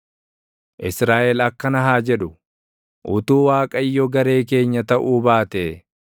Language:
Oromo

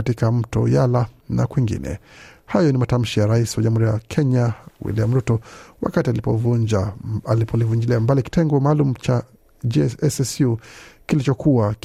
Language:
Swahili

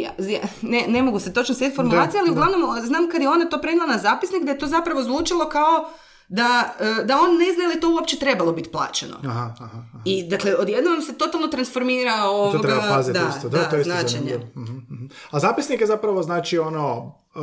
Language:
Croatian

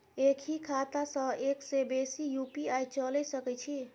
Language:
Maithili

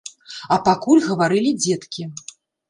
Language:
Belarusian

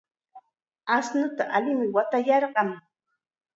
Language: Chiquián Ancash Quechua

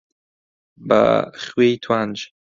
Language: Central Kurdish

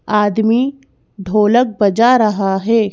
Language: Hindi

